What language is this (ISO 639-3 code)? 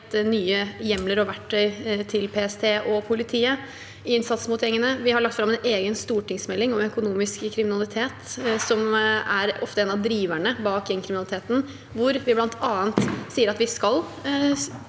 nor